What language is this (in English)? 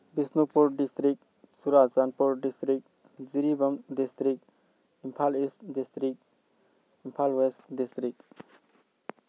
Manipuri